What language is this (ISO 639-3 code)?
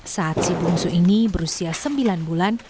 ind